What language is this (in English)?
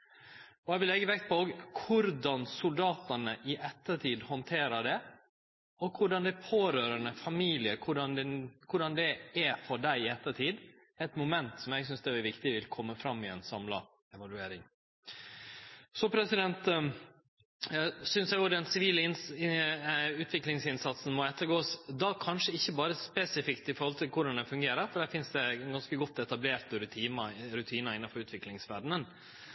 Norwegian Nynorsk